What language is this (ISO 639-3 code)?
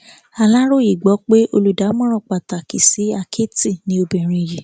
yor